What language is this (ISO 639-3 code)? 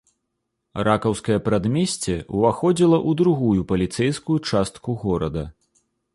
bel